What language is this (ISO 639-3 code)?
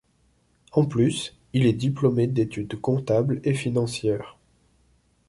fra